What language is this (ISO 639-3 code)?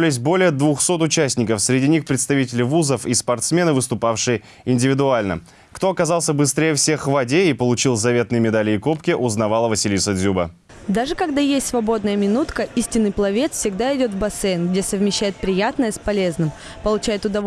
rus